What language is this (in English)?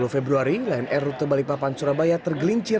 Indonesian